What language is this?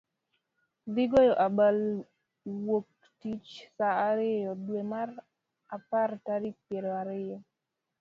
Luo (Kenya and Tanzania)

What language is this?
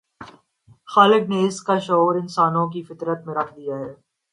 Urdu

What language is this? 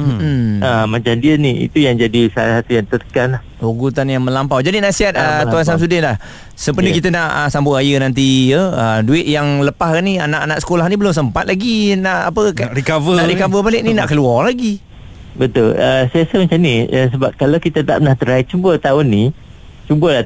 Malay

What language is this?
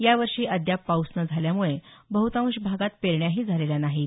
Marathi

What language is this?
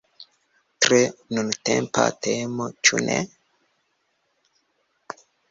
Esperanto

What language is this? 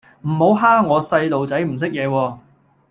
Cantonese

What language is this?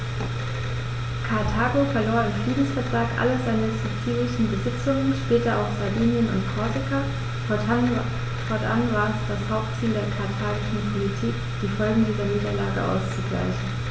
German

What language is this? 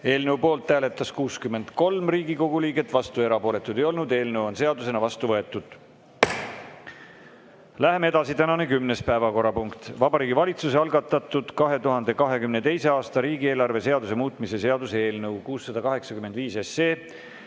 Estonian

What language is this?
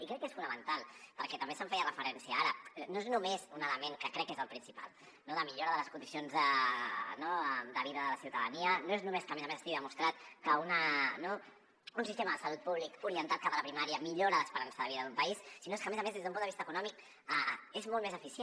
Catalan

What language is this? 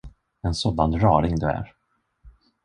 Swedish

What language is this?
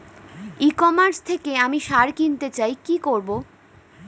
Bangla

